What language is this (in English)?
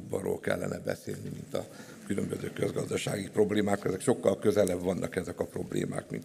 Hungarian